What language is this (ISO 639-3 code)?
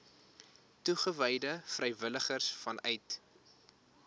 afr